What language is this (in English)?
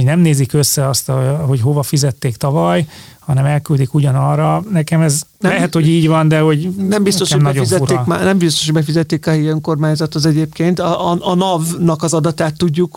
Hungarian